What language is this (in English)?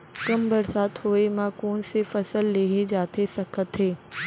Chhattisgarhi